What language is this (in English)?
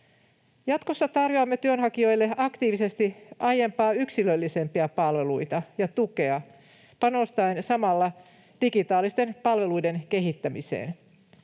Finnish